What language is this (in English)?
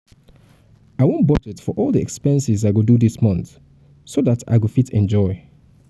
Nigerian Pidgin